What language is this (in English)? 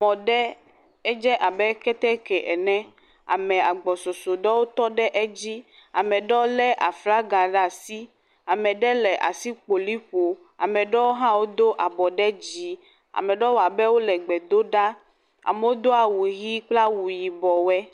Ewe